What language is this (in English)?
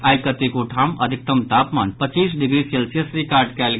Maithili